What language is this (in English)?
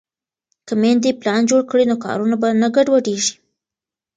Pashto